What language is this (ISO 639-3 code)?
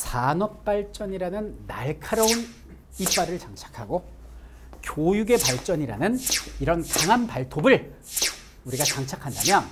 kor